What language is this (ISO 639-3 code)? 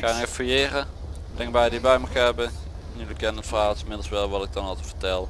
nld